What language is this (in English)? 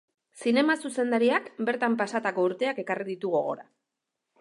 Basque